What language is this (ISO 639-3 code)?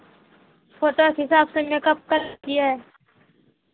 mai